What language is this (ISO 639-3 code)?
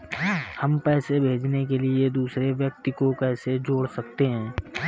hin